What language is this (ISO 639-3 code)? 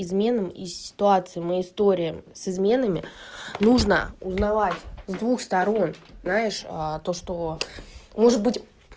rus